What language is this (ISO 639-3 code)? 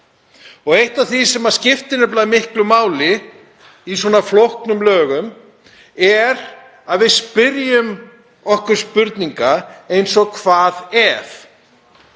isl